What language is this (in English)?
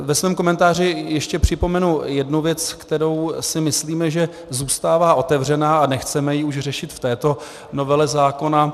Czech